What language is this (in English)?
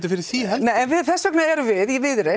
Icelandic